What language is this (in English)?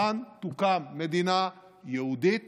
Hebrew